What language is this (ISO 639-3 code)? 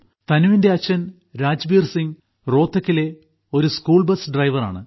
mal